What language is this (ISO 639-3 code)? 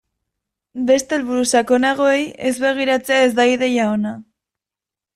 eus